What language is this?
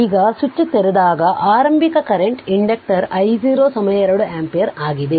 Kannada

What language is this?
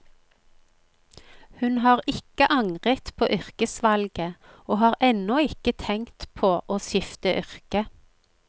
Norwegian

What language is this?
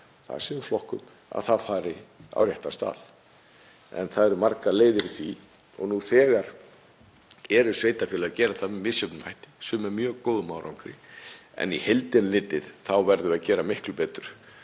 Icelandic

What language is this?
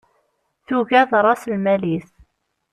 Kabyle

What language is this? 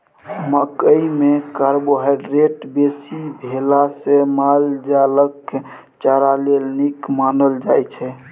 Maithili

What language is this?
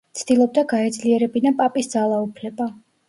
Georgian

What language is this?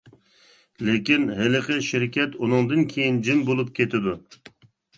Uyghur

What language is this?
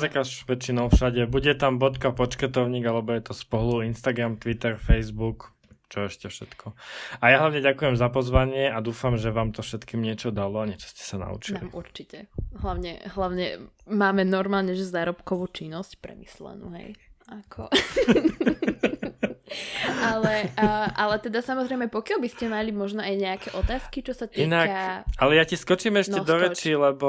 Slovak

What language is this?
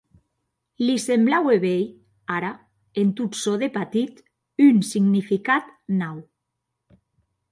Occitan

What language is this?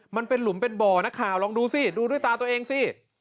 Thai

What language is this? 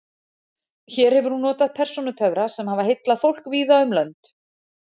Icelandic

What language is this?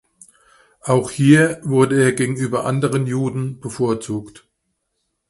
German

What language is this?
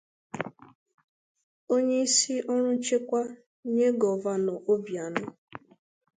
Igbo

